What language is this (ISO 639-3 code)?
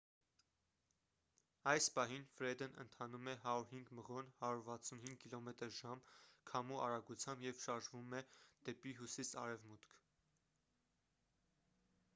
hye